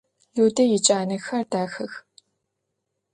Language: Adyghe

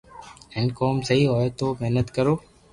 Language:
Loarki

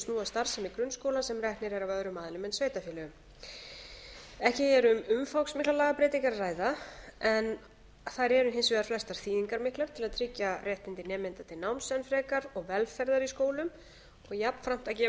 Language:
Icelandic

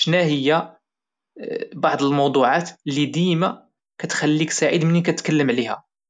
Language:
Moroccan Arabic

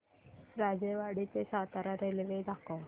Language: Marathi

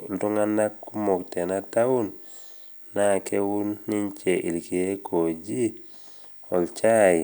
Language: Masai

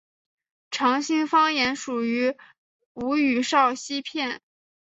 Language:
Chinese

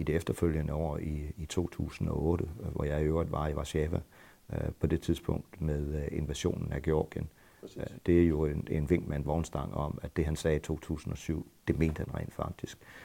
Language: Danish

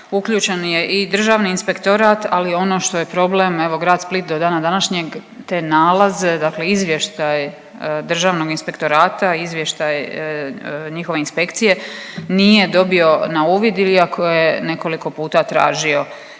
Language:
Croatian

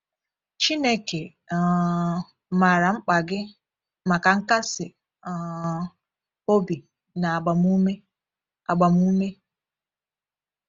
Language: Igbo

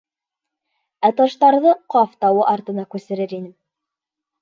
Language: Bashkir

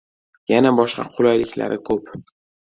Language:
Uzbek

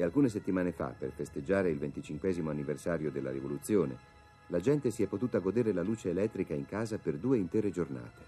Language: Italian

